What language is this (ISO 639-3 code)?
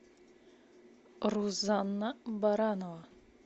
rus